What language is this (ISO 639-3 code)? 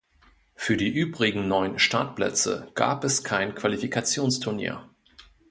deu